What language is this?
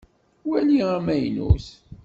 Kabyle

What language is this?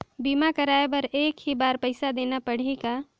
Chhattisgarhi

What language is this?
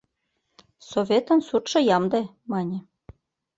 Mari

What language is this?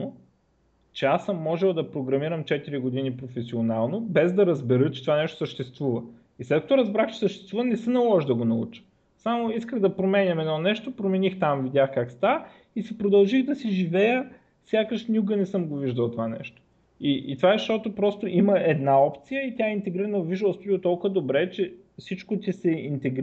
Bulgarian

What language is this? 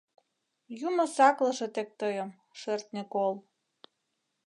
Mari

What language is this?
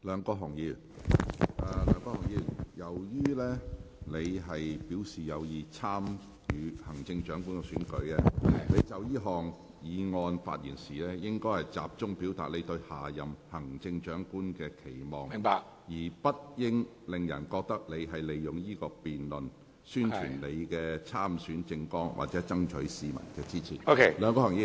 Cantonese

